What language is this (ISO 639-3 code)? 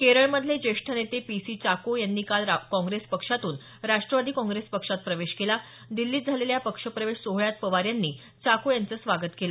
mar